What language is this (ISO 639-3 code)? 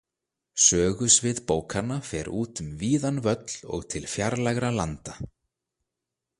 isl